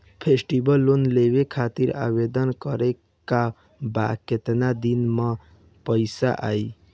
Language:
Bhojpuri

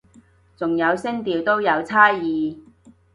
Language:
Cantonese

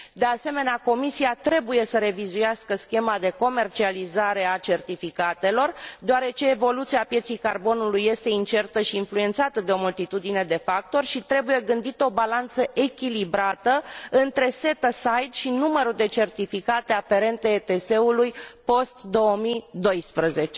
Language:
Romanian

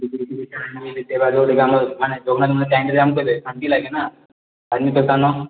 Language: Odia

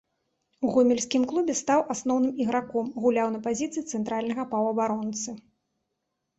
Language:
Belarusian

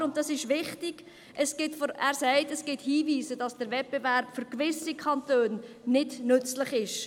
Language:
Swiss German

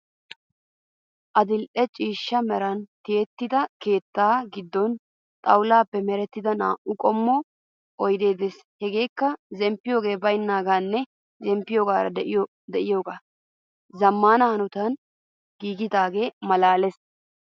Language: Wolaytta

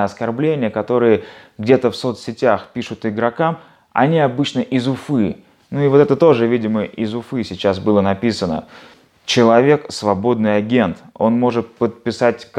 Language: Russian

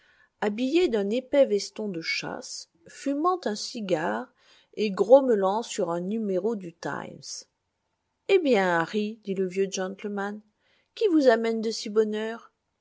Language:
French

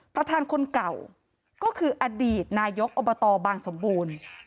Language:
Thai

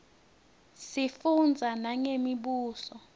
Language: Swati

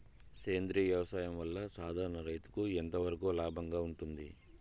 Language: Telugu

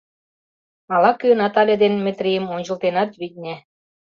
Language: Mari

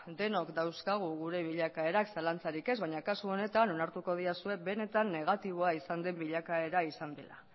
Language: Basque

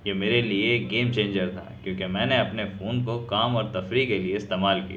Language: Urdu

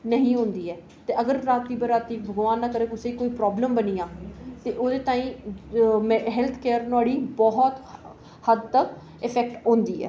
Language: Dogri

